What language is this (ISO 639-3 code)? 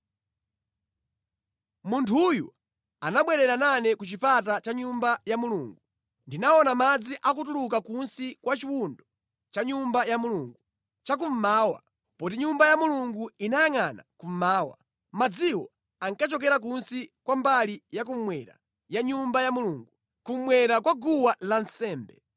nya